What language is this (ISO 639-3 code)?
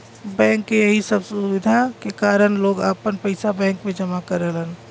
bho